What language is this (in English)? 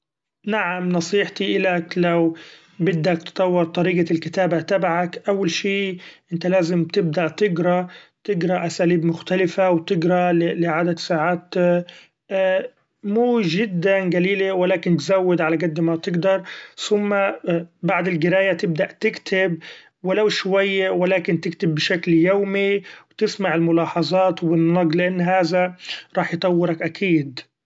Gulf Arabic